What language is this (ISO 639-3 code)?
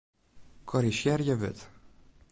fry